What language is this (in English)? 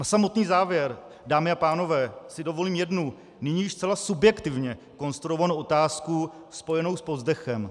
Czech